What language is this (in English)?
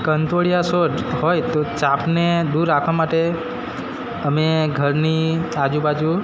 Gujarati